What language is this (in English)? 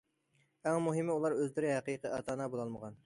Uyghur